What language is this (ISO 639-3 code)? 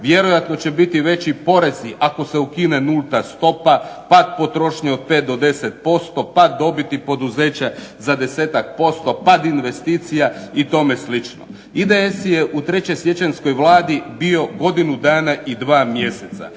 hrv